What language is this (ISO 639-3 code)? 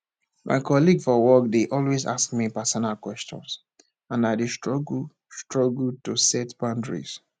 pcm